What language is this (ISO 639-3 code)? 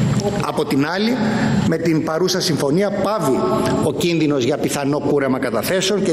ell